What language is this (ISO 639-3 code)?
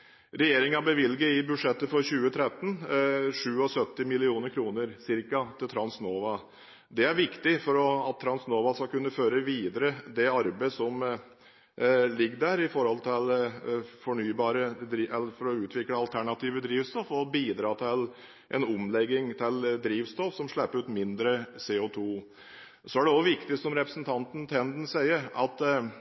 nob